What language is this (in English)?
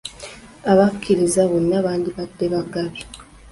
Ganda